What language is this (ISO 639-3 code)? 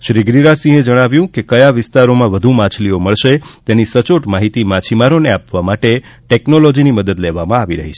guj